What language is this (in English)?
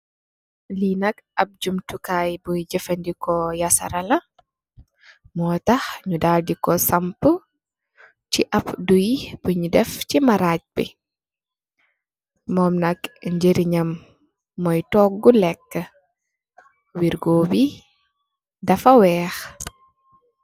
Wolof